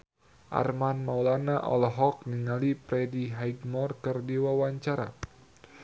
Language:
Sundanese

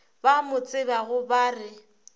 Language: Northern Sotho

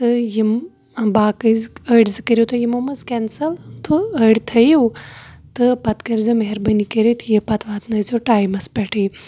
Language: Kashmiri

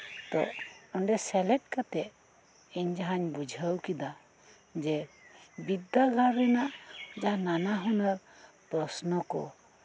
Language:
Santali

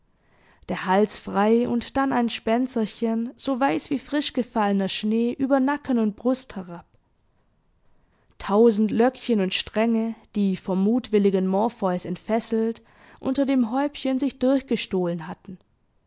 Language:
German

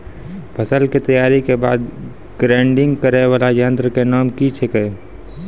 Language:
Maithili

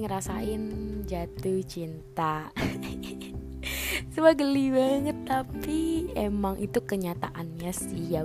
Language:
Indonesian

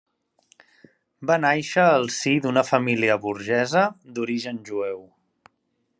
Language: Catalan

